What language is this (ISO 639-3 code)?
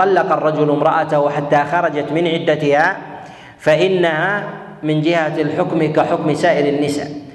ara